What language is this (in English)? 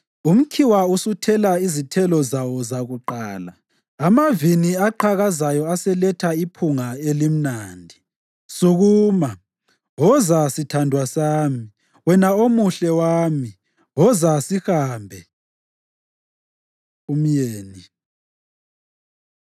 North Ndebele